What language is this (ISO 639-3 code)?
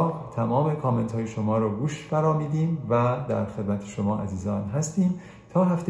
fas